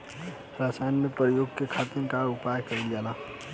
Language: Bhojpuri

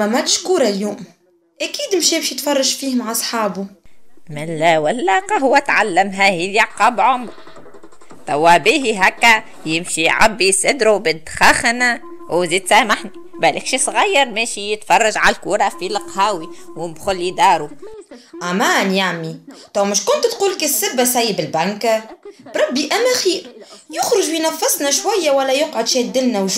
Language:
Arabic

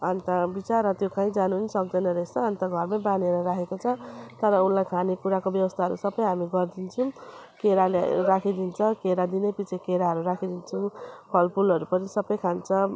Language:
Nepali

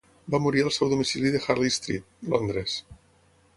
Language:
Catalan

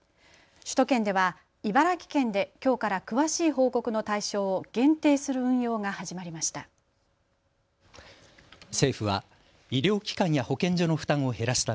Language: Japanese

